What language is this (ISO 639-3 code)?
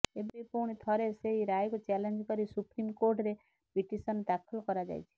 ori